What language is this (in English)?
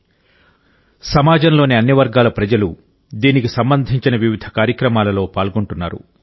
Telugu